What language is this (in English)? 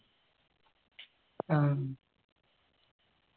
Malayalam